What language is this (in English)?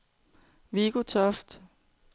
Danish